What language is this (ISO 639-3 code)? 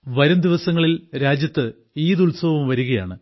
mal